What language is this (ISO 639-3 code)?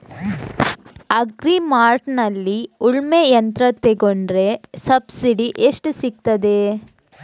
kan